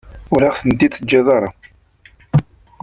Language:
Kabyle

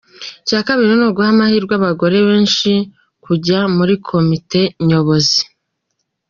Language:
Kinyarwanda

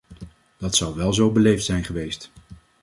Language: Dutch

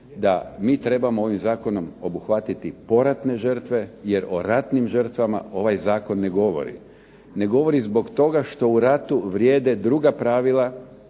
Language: Croatian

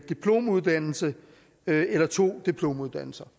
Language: Danish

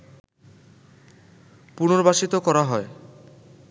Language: Bangla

